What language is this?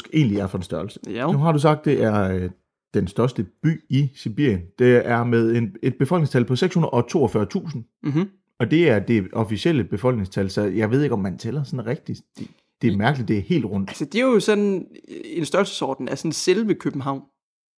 Danish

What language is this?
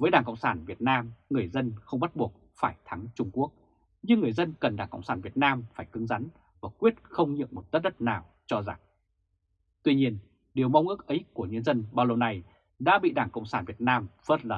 Vietnamese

